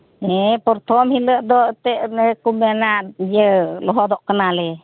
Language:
Santali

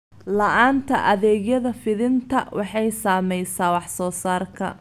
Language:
Somali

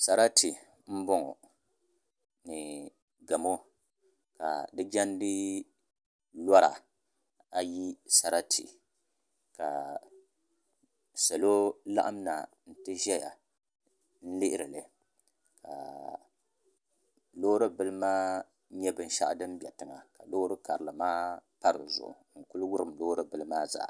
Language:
Dagbani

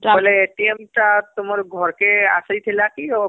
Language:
Odia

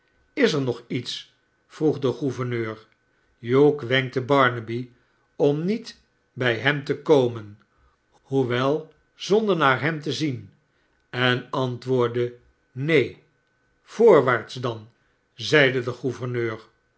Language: Dutch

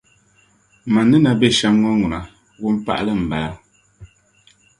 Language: Dagbani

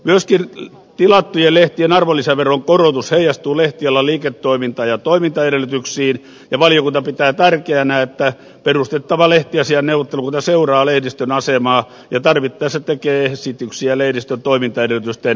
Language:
Finnish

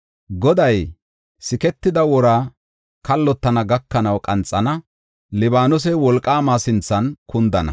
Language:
Gofa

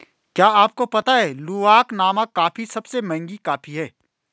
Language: Hindi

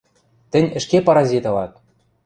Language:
Western Mari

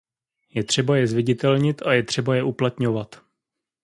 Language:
Czech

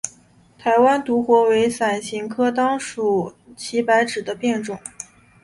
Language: Chinese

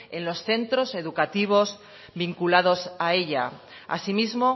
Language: Spanish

